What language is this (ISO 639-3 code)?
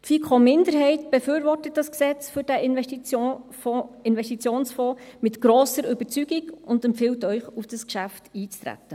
gsw